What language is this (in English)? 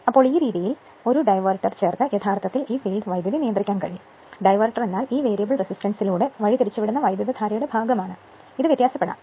Malayalam